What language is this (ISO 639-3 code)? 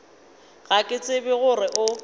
nso